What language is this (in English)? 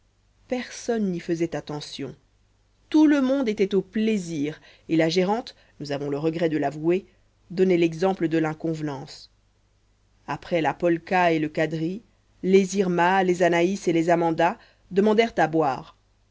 French